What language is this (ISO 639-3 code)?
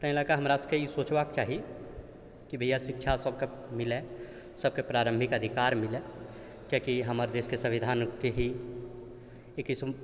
mai